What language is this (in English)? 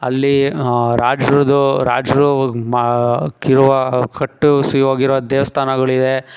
Kannada